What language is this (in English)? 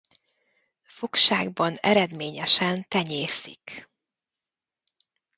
Hungarian